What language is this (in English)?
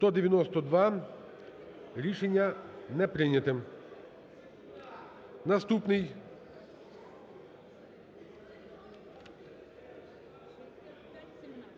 Ukrainian